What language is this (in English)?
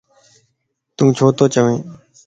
Lasi